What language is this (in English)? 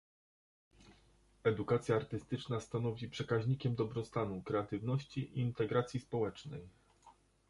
Polish